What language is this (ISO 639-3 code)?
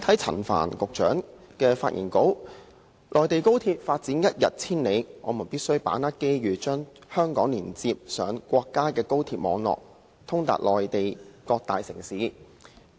yue